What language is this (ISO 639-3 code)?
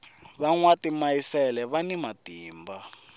tso